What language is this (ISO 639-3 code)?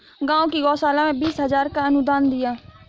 hin